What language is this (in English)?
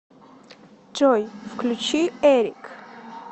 Russian